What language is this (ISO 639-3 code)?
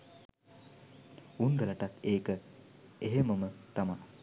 sin